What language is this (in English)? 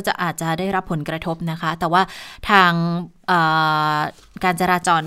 Thai